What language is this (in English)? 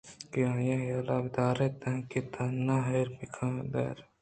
Eastern Balochi